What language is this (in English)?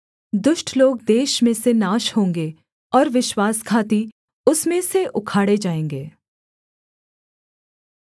Hindi